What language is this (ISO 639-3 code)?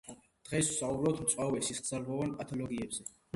kat